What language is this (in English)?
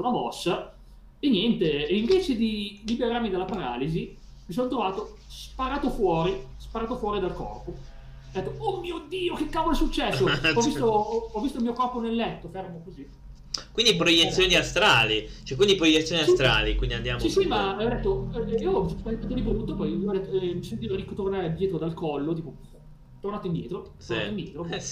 Italian